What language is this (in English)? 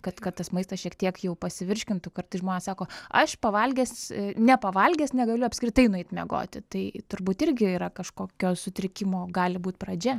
Lithuanian